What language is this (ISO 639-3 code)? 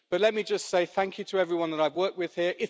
eng